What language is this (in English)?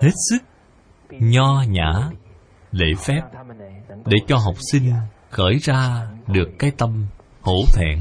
Vietnamese